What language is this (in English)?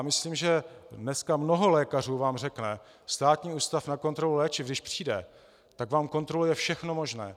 Czech